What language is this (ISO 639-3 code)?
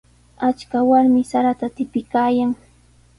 qws